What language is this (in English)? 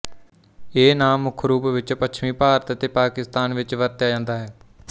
Punjabi